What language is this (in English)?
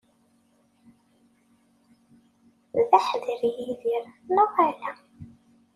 Kabyle